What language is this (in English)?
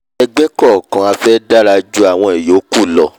Yoruba